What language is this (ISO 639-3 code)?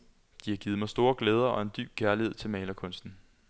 dan